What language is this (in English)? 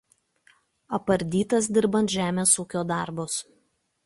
Lithuanian